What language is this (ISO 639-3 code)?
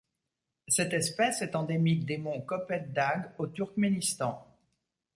fra